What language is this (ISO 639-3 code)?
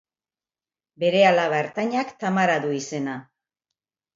eus